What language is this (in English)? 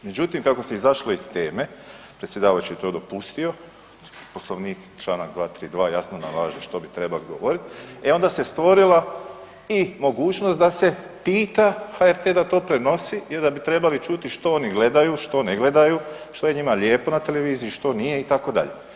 Croatian